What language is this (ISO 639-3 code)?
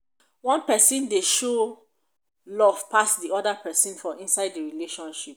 pcm